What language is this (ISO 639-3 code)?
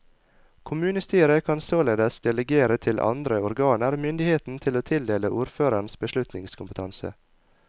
nor